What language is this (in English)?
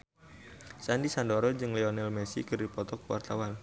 Sundanese